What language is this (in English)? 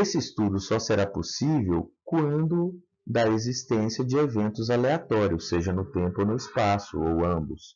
Portuguese